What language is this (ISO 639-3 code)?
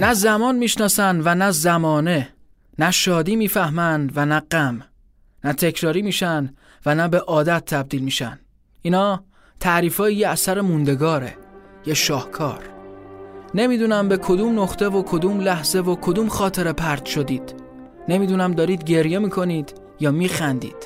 fas